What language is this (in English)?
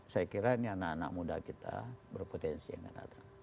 Indonesian